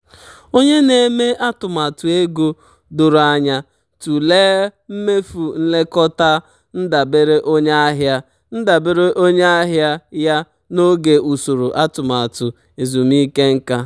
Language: Igbo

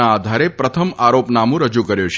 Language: Gujarati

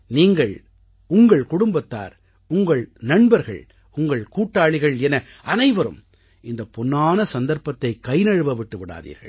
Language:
Tamil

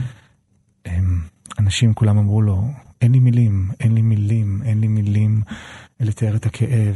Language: Hebrew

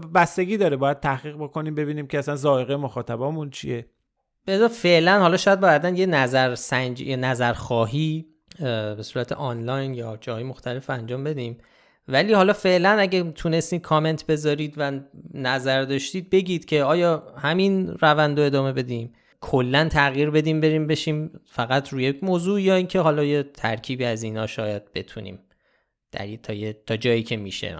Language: Persian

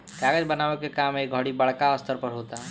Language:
Bhojpuri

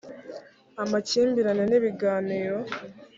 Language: Kinyarwanda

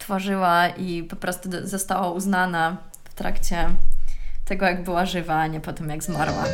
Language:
Polish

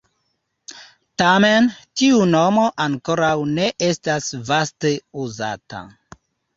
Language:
Esperanto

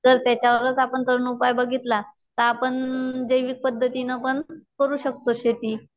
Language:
Marathi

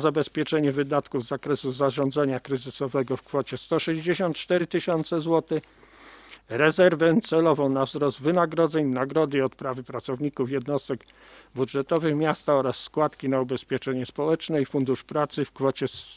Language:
Polish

